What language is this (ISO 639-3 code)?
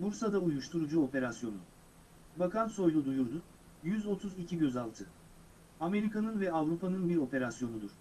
tur